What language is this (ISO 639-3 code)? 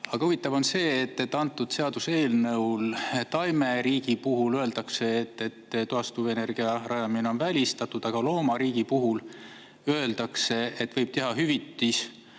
est